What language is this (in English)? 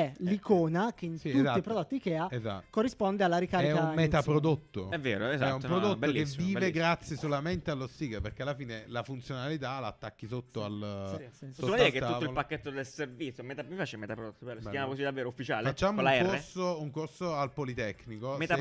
Italian